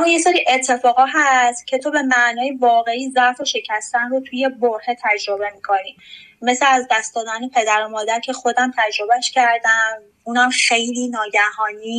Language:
Persian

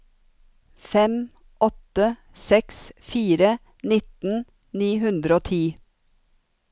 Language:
Norwegian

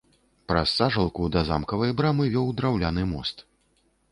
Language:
Belarusian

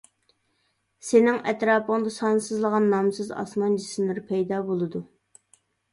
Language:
Uyghur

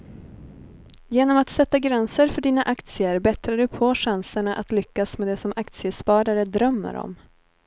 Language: Swedish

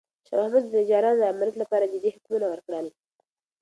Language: Pashto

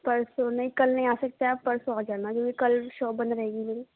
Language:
Urdu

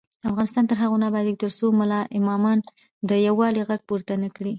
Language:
Pashto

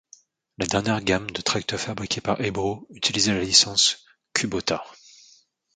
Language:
French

